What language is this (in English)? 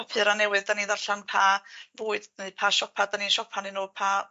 Welsh